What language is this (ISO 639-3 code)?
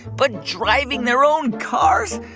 eng